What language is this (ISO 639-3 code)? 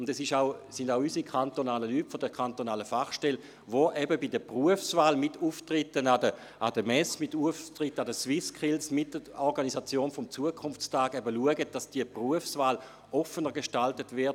gsw